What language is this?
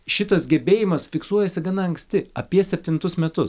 Lithuanian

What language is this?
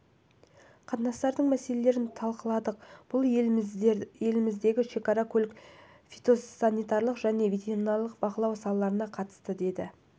Kazakh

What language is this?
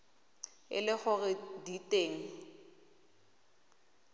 Tswana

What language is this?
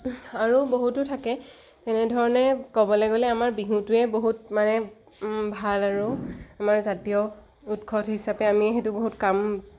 Assamese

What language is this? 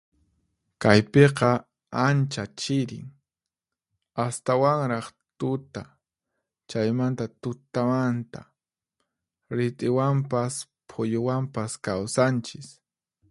Puno Quechua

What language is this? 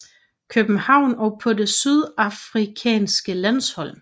Danish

